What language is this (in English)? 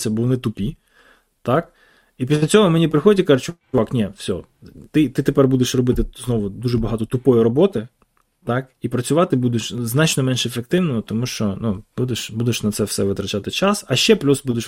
Ukrainian